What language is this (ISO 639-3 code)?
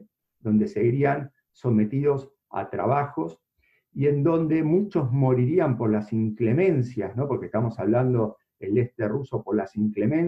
spa